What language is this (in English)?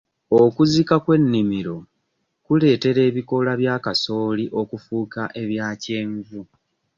Ganda